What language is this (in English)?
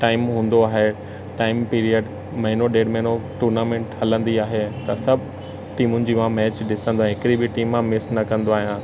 Sindhi